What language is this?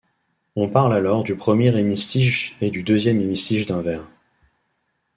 French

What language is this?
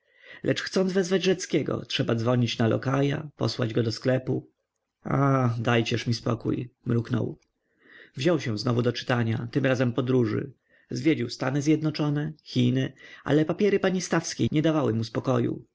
Polish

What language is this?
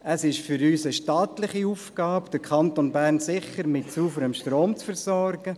Swiss German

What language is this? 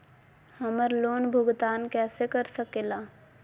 Magahi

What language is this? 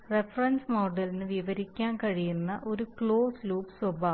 Malayalam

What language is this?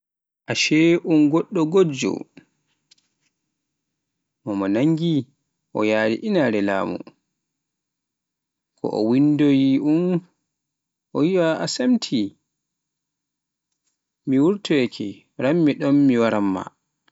Pular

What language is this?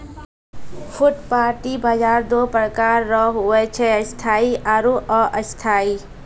Maithili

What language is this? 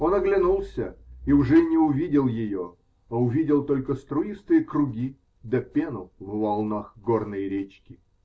Russian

